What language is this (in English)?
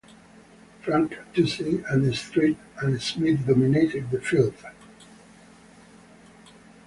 English